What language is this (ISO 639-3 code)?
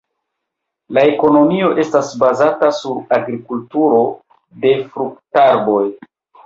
epo